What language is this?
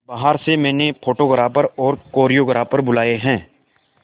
Hindi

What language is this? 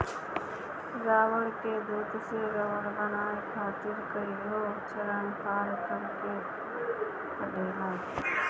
Bhojpuri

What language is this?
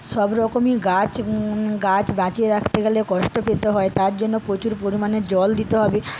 Bangla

